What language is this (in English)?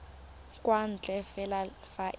Tswana